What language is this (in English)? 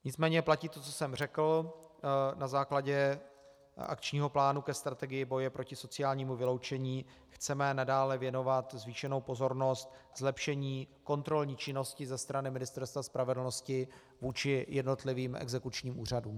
Czech